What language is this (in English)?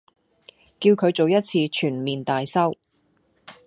Cantonese